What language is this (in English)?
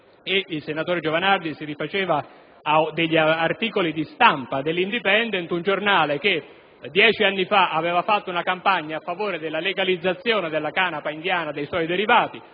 Italian